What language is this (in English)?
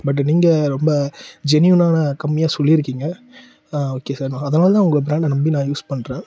Tamil